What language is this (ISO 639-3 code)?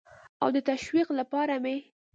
pus